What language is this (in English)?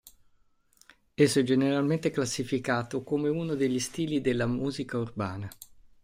Italian